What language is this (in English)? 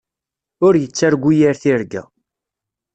Kabyle